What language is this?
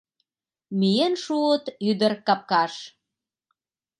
Mari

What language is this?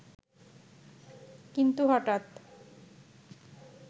Bangla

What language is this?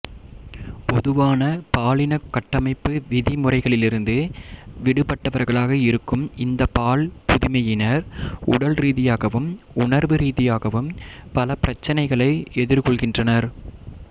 Tamil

